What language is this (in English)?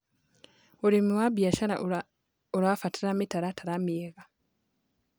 Kikuyu